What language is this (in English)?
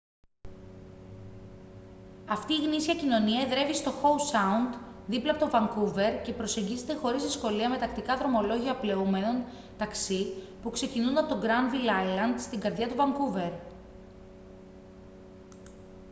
Greek